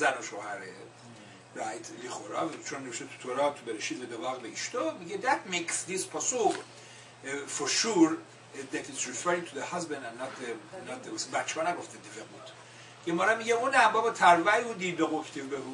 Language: Persian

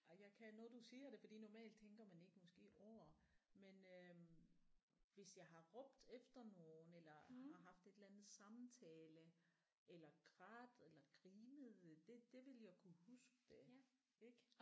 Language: Danish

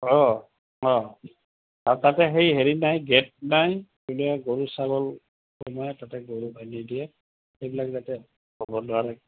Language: Assamese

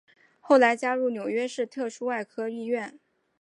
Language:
Chinese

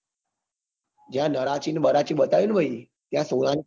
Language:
Gujarati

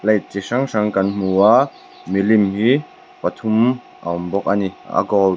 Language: Mizo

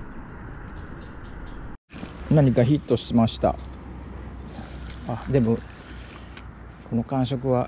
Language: Japanese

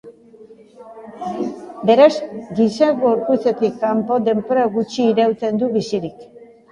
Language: Basque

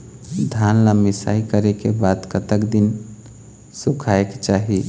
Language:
Chhattisgarhi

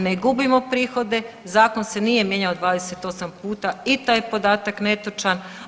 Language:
Croatian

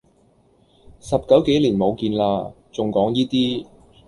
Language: Cantonese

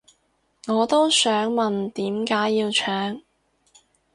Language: Cantonese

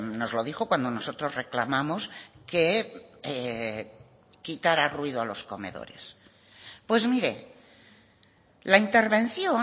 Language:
Spanish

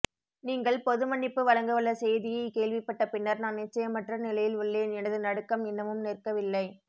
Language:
Tamil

